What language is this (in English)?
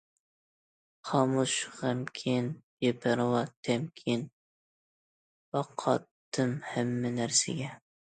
Uyghur